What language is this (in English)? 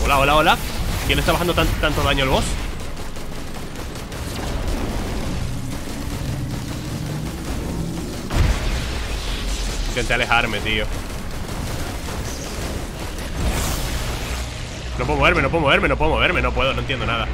Spanish